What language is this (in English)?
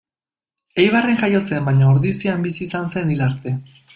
Basque